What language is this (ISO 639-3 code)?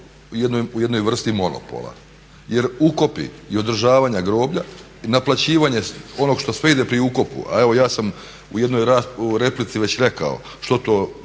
hrv